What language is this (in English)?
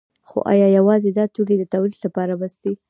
Pashto